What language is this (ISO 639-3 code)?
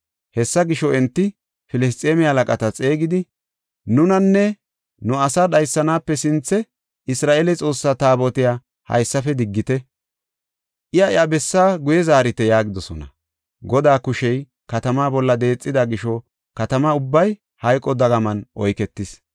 gof